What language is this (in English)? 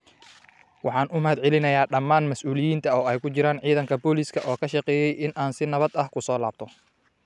Somali